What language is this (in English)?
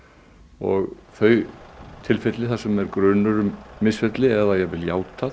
Icelandic